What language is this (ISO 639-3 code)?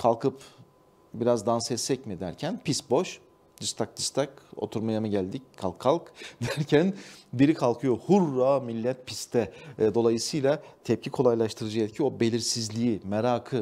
tur